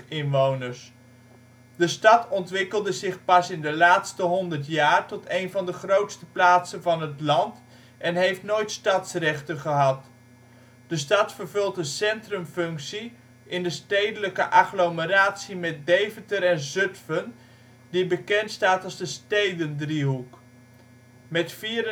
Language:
Dutch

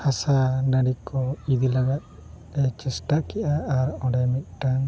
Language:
Santali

